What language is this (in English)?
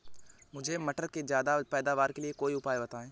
Hindi